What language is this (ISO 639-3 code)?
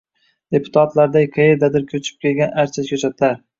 uzb